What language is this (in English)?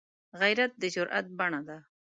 Pashto